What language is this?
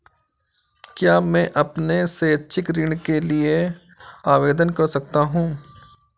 Hindi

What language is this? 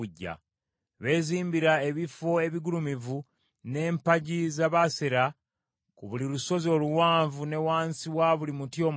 Ganda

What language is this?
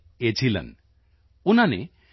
Punjabi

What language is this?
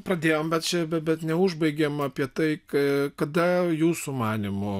Lithuanian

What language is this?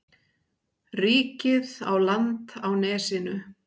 Icelandic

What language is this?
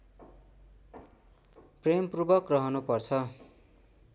Nepali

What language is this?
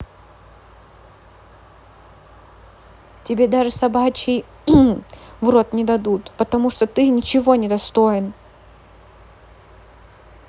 Russian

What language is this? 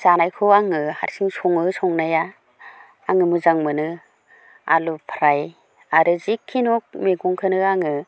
Bodo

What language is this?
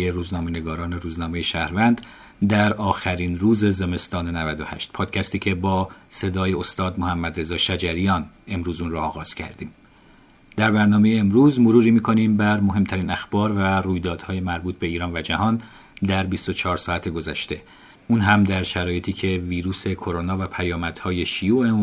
Persian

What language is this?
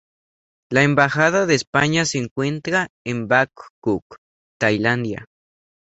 Spanish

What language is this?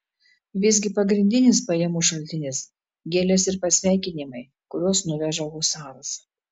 Lithuanian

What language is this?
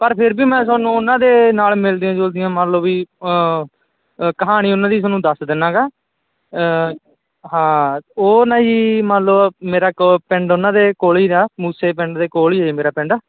Punjabi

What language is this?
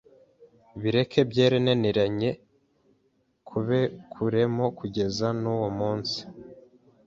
Kinyarwanda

